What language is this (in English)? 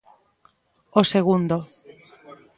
Galician